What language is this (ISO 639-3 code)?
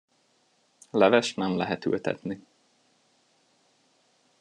hun